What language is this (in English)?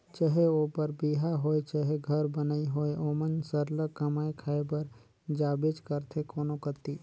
Chhattisgarhi